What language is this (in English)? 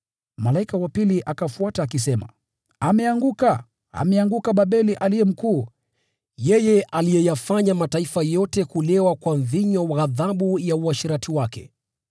Swahili